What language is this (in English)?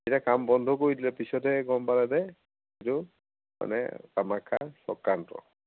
Assamese